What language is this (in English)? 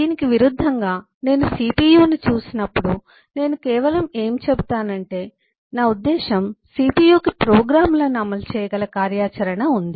Telugu